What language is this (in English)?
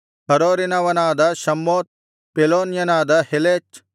Kannada